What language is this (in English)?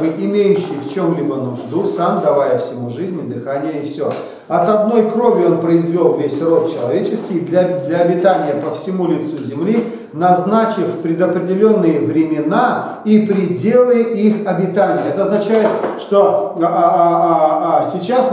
Russian